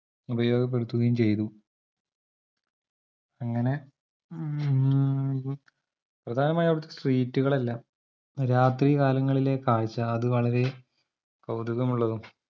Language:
Malayalam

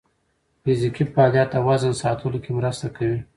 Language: Pashto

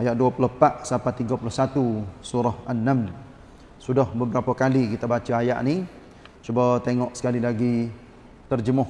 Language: Malay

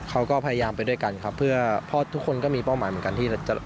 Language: Thai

